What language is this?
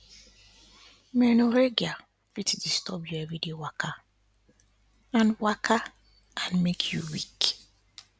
Nigerian Pidgin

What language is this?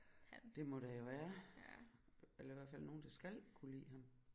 Danish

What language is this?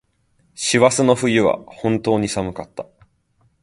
Japanese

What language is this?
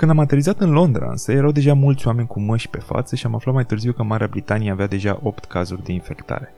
Romanian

